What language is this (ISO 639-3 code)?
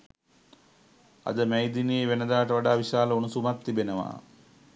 sin